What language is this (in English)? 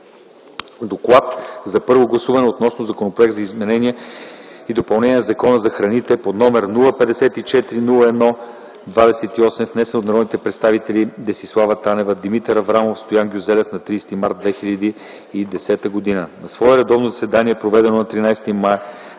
Bulgarian